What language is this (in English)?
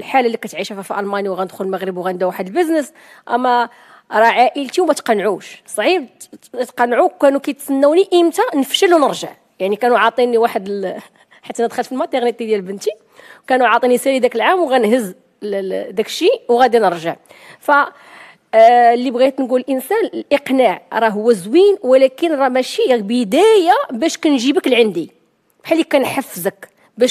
Arabic